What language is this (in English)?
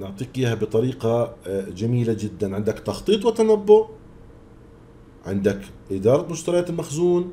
Arabic